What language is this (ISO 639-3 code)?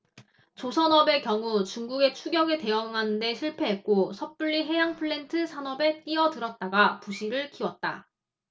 kor